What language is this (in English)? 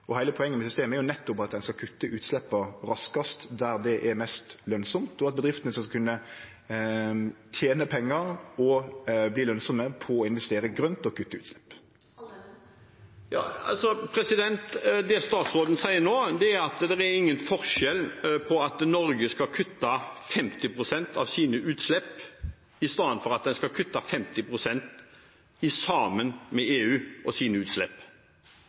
Norwegian